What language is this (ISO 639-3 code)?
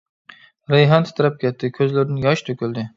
uig